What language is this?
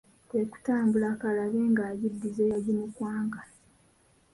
Ganda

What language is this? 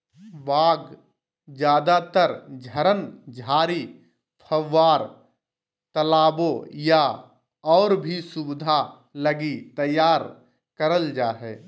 Magahi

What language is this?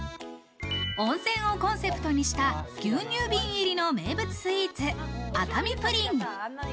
Japanese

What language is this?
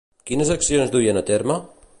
Catalan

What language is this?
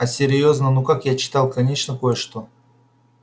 Russian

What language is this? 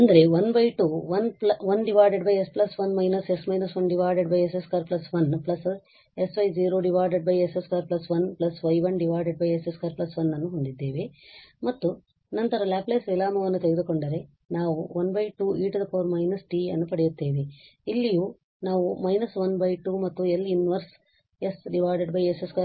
Kannada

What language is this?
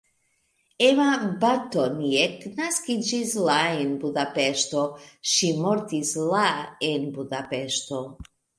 Esperanto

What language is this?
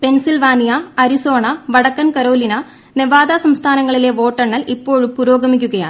Malayalam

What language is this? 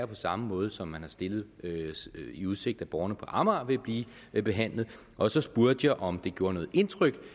Danish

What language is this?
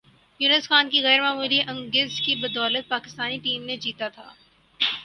Urdu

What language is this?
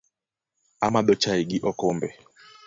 Luo (Kenya and Tanzania)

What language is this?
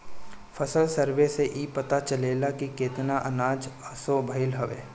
Bhojpuri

